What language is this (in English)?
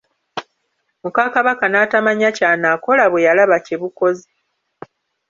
Ganda